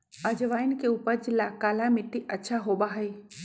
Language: Magahi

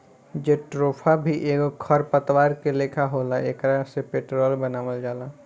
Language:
Bhojpuri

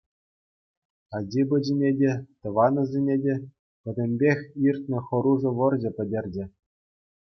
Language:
Chuvash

